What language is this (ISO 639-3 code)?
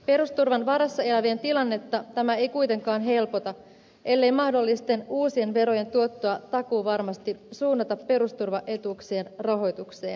fin